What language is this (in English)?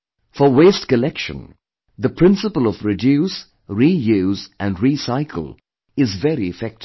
English